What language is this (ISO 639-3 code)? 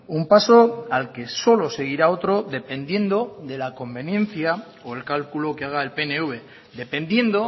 spa